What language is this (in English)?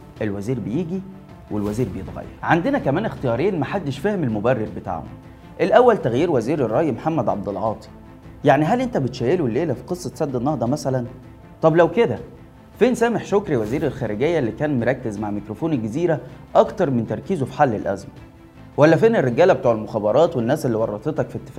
Arabic